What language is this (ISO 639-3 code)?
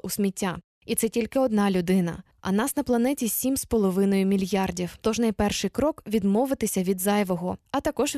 ukr